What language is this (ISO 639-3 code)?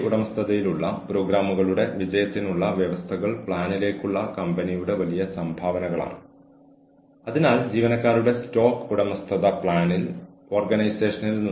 mal